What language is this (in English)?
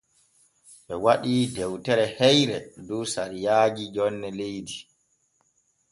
Borgu Fulfulde